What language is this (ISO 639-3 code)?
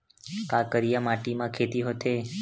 hne